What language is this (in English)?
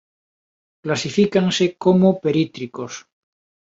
Galician